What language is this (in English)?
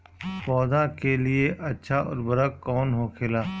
Bhojpuri